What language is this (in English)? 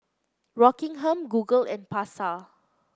English